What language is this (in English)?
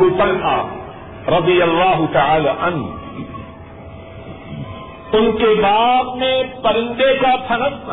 Urdu